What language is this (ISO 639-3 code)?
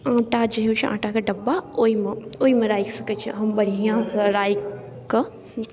mai